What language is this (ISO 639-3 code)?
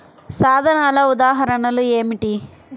tel